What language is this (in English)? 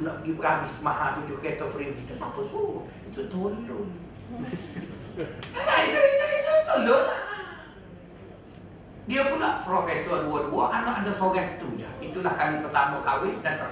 Malay